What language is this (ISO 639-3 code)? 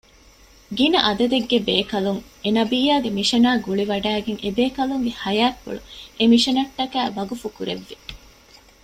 div